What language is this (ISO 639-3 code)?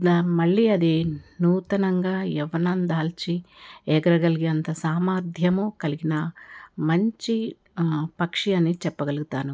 tel